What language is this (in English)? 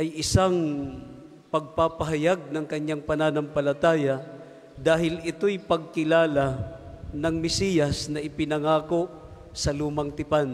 Filipino